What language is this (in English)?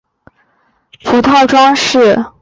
Chinese